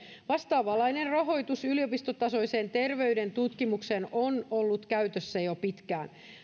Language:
Finnish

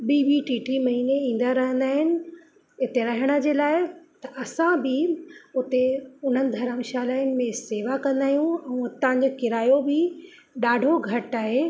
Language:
Sindhi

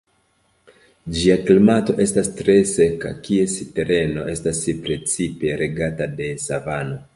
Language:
Esperanto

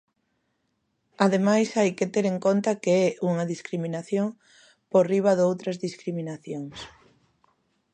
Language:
Galician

